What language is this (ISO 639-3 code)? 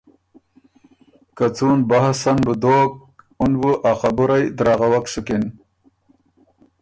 oru